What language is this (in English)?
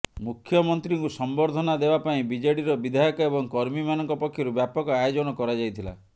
Odia